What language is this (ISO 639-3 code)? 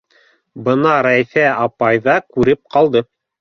bak